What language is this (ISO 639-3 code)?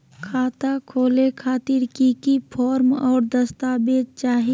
mag